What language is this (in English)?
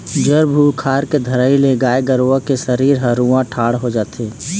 Chhattisgarhi